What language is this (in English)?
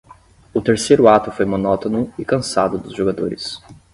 Portuguese